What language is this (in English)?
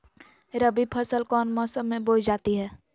Magahi